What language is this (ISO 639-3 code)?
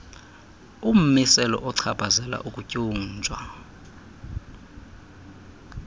xho